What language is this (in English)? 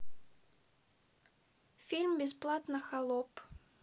Russian